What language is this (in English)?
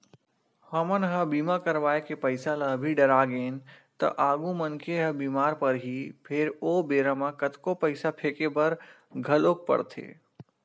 Chhattisgarhi